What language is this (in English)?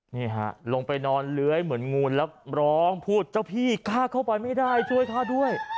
Thai